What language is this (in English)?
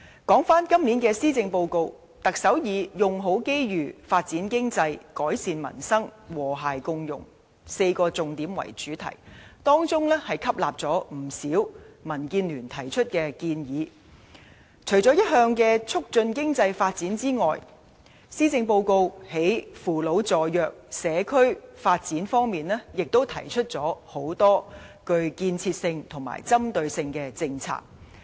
Cantonese